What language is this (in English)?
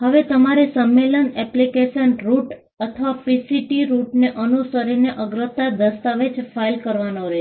Gujarati